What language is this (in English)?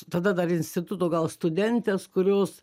Lithuanian